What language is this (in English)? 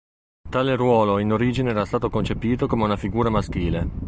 Italian